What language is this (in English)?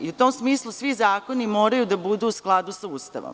Serbian